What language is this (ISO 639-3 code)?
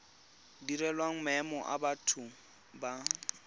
tsn